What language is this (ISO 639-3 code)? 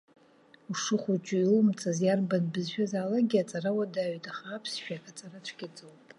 abk